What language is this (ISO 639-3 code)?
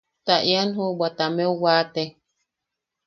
yaq